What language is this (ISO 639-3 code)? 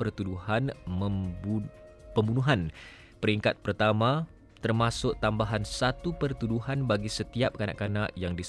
msa